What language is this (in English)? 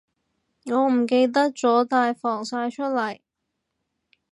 Cantonese